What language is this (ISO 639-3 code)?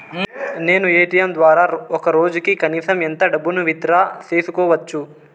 tel